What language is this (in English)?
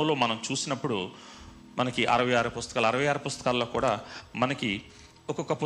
Telugu